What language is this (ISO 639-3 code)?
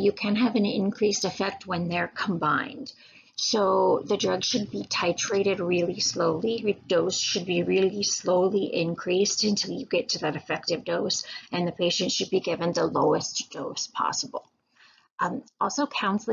eng